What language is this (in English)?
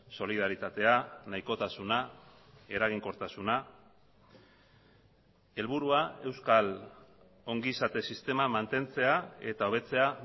Basque